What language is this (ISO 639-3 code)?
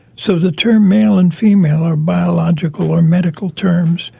eng